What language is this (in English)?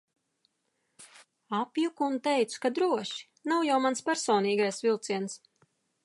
Latvian